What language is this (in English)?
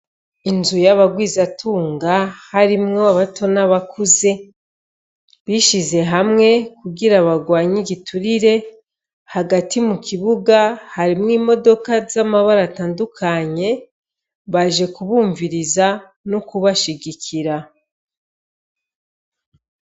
Rundi